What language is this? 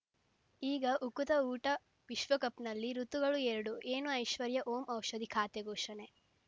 Kannada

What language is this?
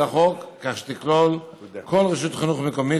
Hebrew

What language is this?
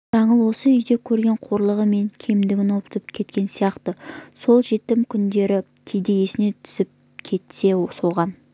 Kazakh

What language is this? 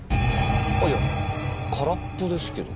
Japanese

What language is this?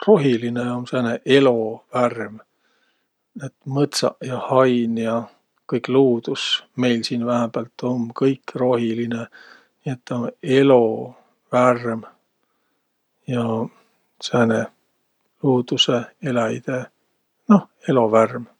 Võro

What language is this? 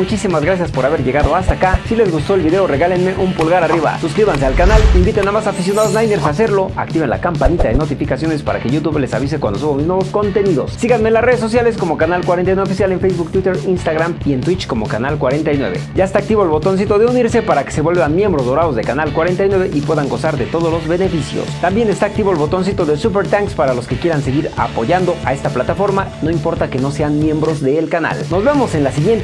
Spanish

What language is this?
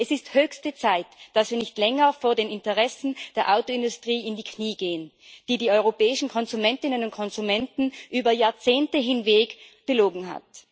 German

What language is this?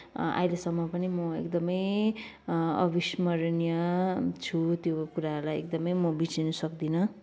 Nepali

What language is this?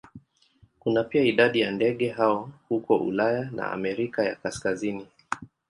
Swahili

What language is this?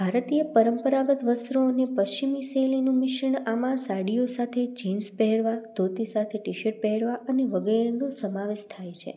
Gujarati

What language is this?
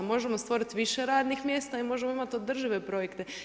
Croatian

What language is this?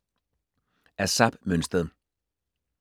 Danish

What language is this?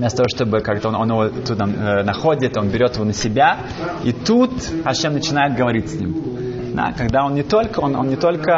Russian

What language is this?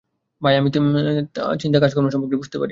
Bangla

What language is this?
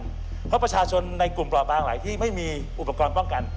Thai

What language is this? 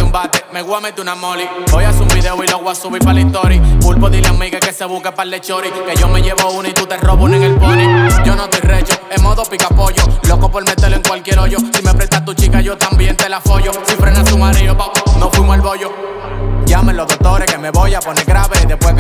Spanish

